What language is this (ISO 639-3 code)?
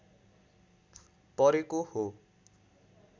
nep